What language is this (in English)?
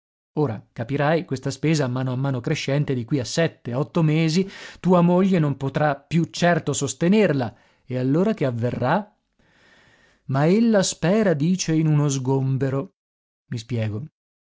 Italian